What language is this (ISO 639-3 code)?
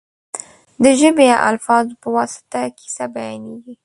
pus